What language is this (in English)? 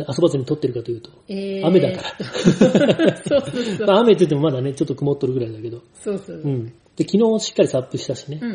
Japanese